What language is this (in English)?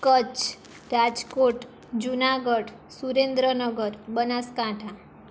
Gujarati